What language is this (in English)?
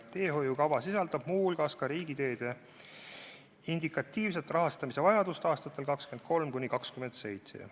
Estonian